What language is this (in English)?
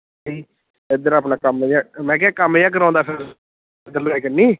Punjabi